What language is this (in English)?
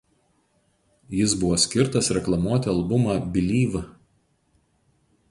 Lithuanian